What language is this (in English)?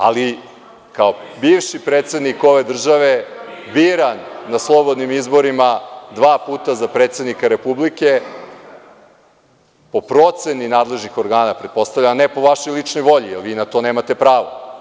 Serbian